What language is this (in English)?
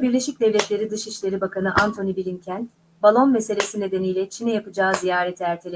Turkish